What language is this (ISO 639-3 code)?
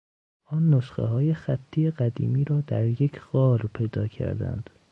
fas